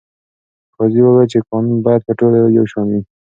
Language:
Pashto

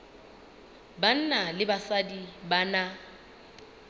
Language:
Southern Sotho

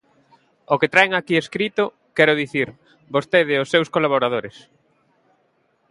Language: Galician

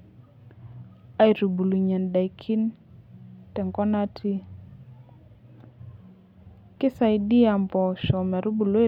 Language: Masai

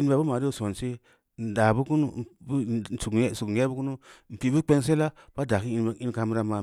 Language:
Samba Leko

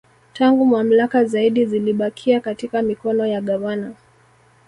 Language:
Swahili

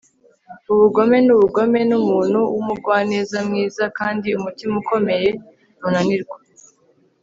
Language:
Kinyarwanda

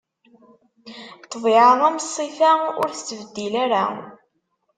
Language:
Kabyle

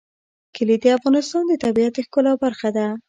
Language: Pashto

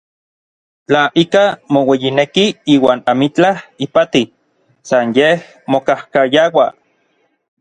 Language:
Orizaba Nahuatl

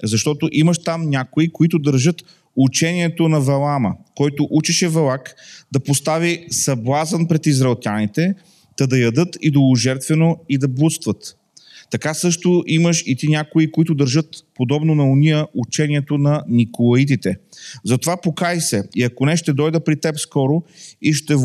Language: Bulgarian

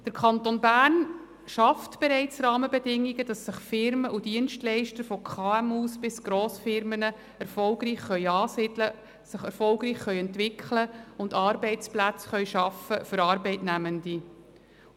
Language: Swiss German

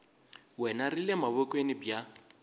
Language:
Tsonga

